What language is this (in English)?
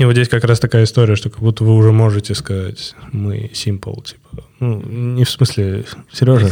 Russian